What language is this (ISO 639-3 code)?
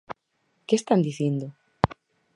glg